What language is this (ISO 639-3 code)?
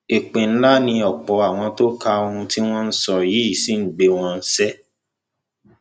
yor